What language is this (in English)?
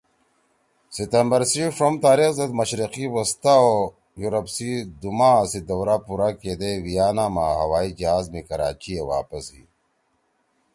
Torwali